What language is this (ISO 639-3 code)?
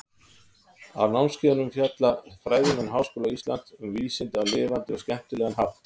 isl